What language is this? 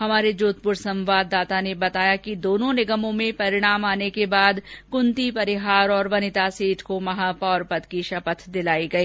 Hindi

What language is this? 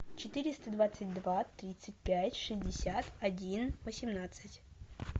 Russian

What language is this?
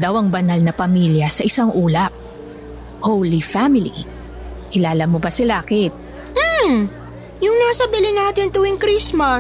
Filipino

